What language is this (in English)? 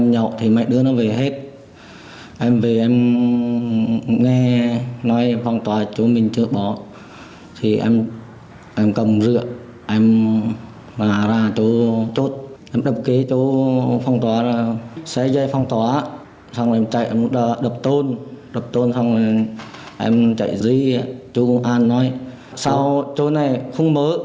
Vietnamese